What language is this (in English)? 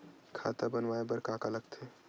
Chhattisgarhi